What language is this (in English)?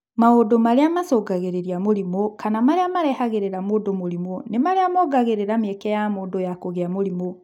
Kikuyu